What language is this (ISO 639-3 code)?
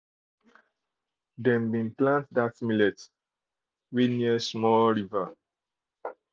pcm